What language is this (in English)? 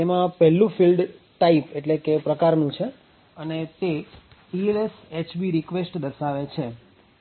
Gujarati